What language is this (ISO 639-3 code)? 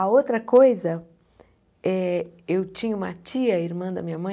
por